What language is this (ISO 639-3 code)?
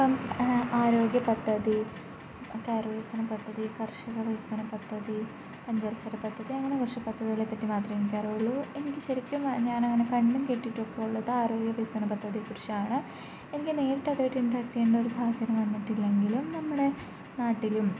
mal